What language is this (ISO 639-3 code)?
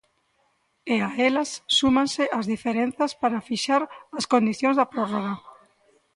glg